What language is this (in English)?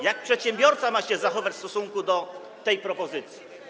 Polish